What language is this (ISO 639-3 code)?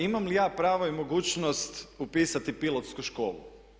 hrv